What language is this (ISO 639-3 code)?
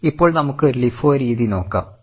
mal